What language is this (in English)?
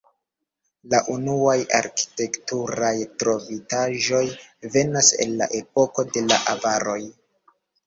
Esperanto